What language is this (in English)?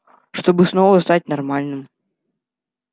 Russian